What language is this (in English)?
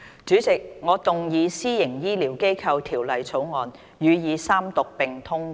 Cantonese